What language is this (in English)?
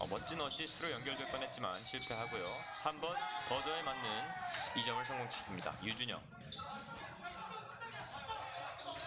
Korean